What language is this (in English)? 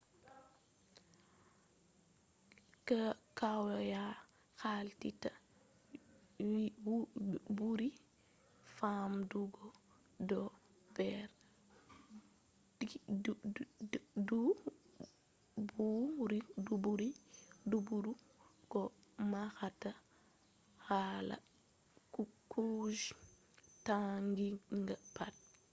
Fula